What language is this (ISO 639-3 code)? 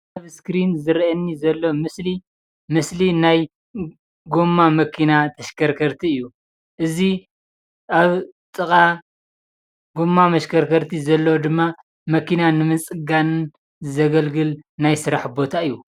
tir